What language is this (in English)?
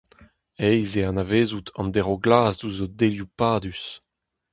Breton